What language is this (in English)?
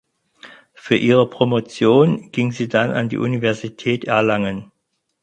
German